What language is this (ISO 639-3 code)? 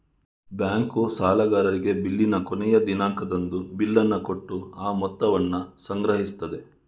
kan